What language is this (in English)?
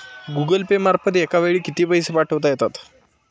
Marathi